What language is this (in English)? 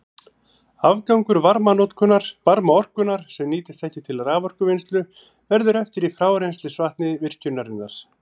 Icelandic